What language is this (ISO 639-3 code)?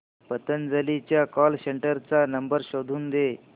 mar